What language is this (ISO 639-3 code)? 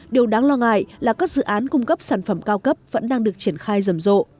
vie